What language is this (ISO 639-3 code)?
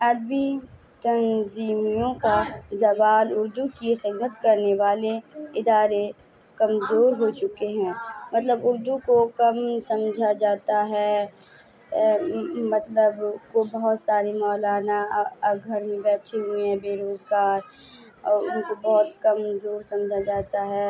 urd